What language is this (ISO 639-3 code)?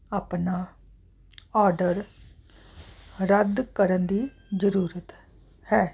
pan